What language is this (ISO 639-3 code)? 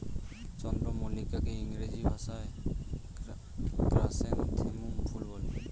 ben